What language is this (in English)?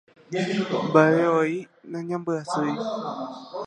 Guarani